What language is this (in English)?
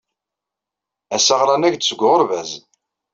Kabyle